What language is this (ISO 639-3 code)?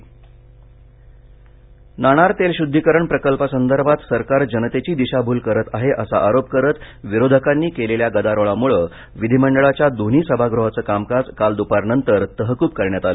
mar